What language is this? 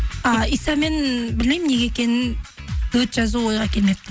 Kazakh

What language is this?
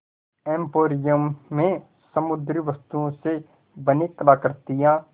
Hindi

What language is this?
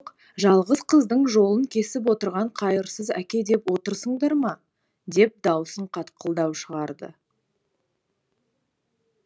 Kazakh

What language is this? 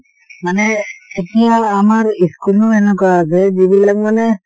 Assamese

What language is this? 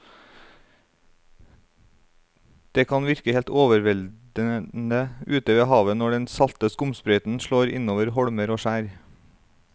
Norwegian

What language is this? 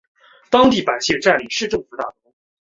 Chinese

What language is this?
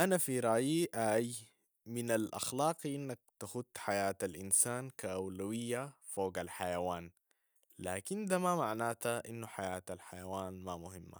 Sudanese Arabic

